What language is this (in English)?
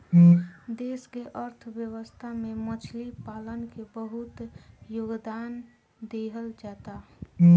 Bhojpuri